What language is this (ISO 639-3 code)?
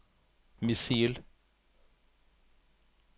nor